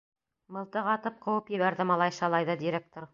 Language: Bashkir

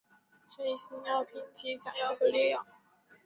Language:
Chinese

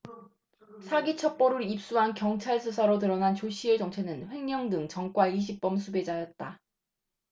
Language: Korean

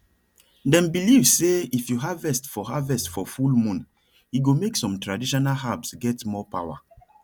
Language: Nigerian Pidgin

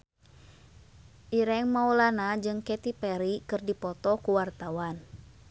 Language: Sundanese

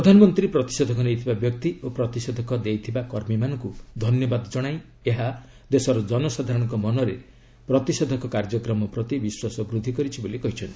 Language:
Odia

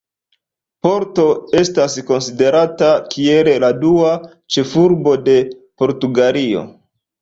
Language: Esperanto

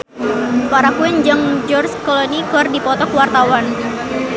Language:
Sundanese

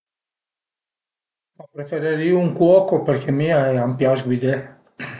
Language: Piedmontese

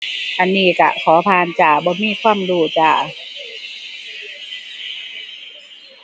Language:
Thai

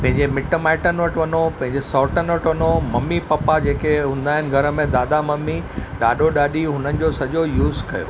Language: Sindhi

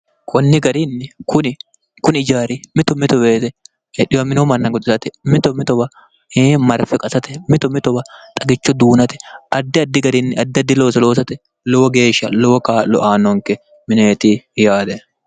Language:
Sidamo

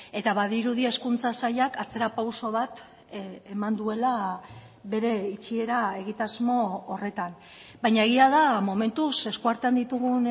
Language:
Basque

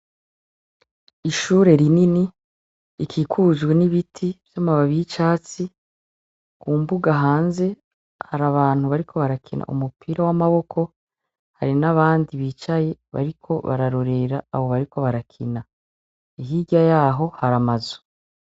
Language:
Rundi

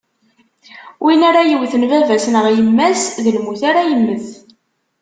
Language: Kabyle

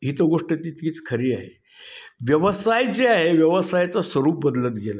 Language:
Marathi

